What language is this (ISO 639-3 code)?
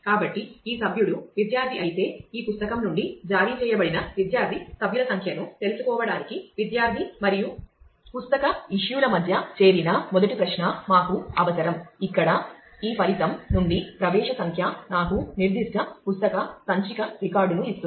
tel